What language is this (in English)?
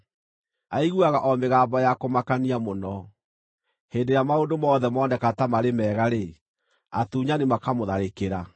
Kikuyu